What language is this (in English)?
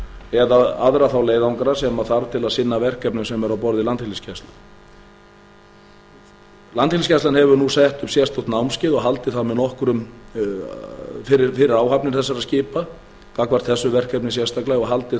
Icelandic